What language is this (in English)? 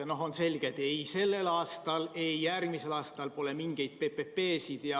Estonian